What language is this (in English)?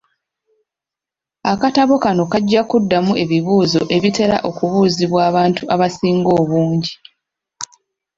Ganda